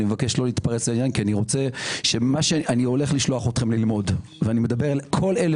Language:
Hebrew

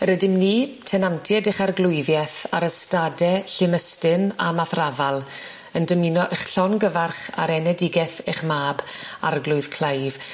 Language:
Welsh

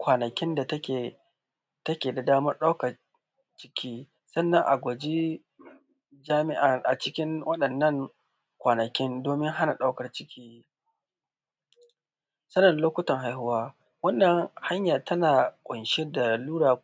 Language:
Hausa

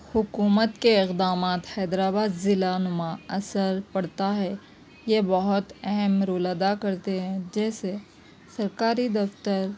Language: Urdu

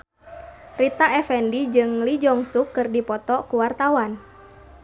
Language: Sundanese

